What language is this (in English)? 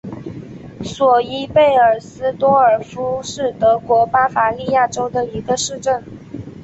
Chinese